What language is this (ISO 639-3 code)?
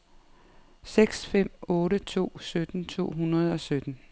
dan